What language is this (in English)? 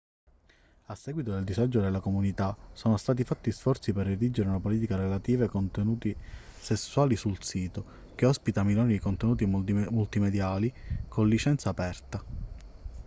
Italian